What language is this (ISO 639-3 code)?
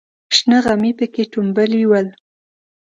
pus